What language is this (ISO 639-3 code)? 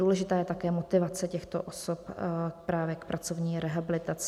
ces